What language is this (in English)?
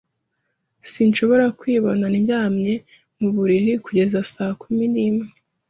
Kinyarwanda